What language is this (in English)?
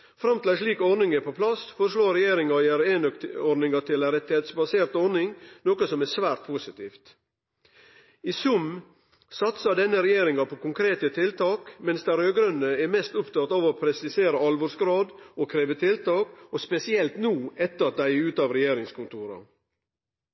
Norwegian Nynorsk